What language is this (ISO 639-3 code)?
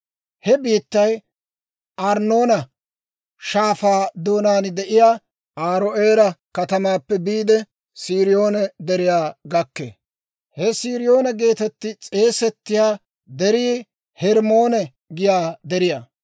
dwr